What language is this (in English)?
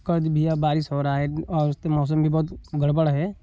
Hindi